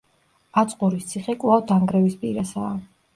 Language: Georgian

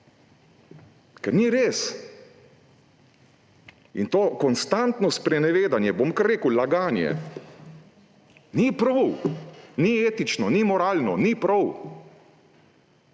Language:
Slovenian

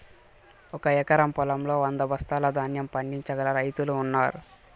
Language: Telugu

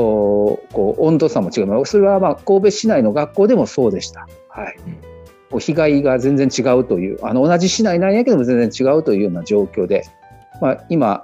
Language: Japanese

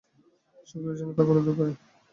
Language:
Bangla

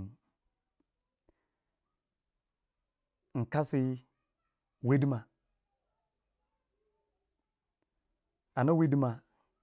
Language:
Waja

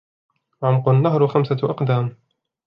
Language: Arabic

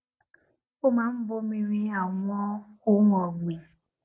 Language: Yoruba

